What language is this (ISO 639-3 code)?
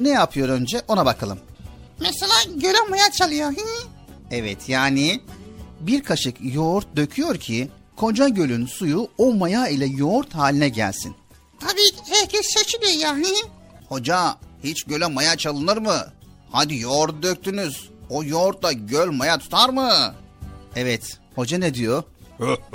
tur